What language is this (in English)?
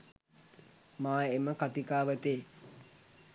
Sinhala